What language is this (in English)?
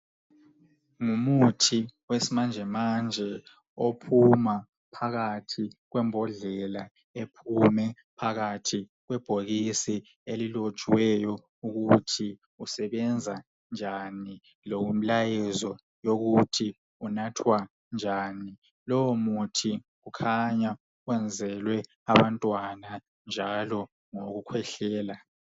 North Ndebele